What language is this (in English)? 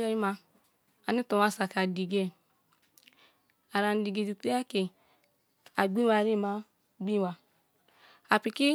Kalabari